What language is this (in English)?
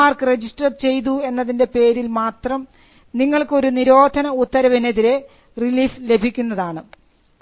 Malayalam